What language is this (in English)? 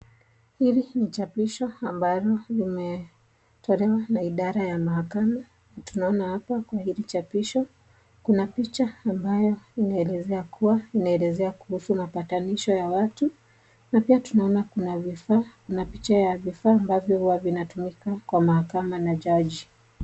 Swahili